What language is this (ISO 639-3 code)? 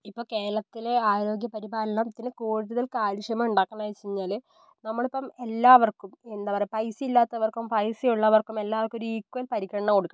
mal